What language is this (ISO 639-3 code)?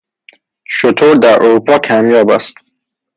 fas